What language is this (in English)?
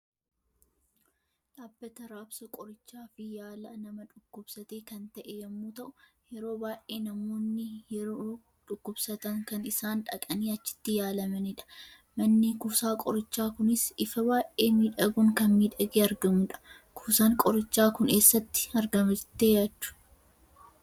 Oromo